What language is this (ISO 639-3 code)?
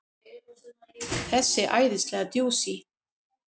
isl